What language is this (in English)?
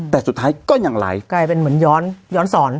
Thai